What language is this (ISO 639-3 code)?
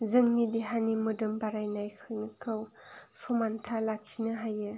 brx